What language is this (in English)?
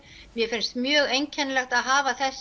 Icelandic